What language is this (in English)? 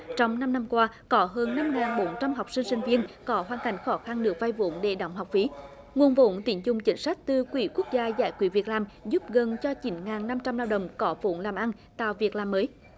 Vietnamese